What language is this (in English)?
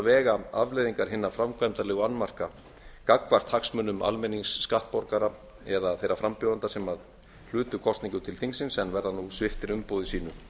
Icelandic